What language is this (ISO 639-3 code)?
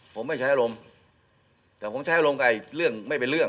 tha